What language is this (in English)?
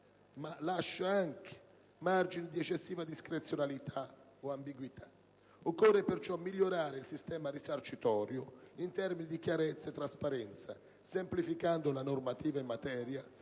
Italian